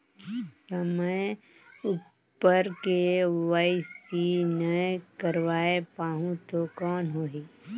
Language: Chhattisgarhi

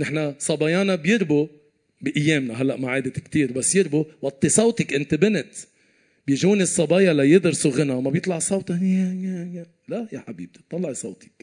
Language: Arabic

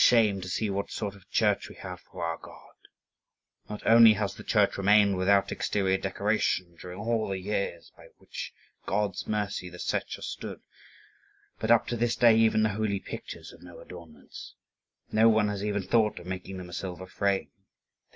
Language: English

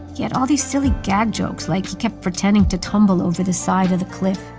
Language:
English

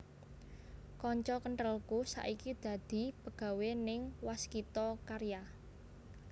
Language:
Javanese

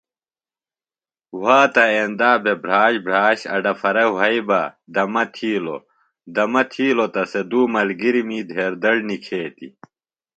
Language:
Phalura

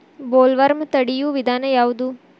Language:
Kannada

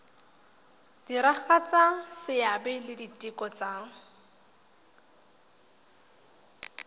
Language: Tswana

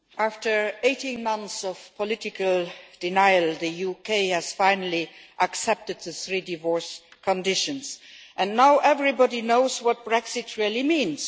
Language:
English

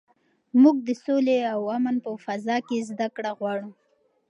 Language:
Pashto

